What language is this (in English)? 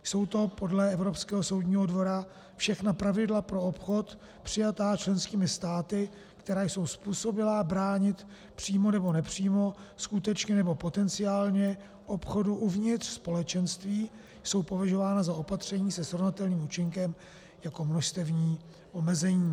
Czech